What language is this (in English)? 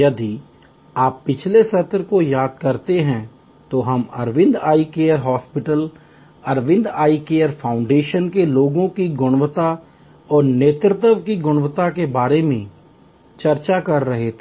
Hindi